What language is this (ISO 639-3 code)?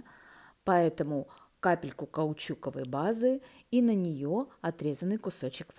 rus